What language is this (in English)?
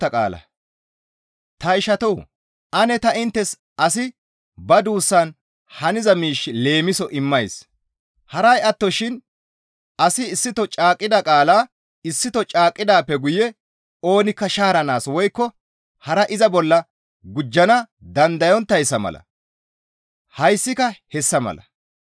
Gamo